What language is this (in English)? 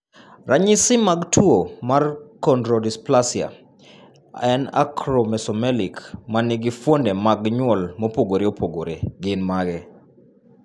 Luo (Kenya and Tanzania)